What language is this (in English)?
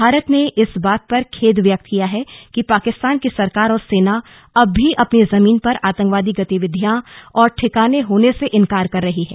Hindi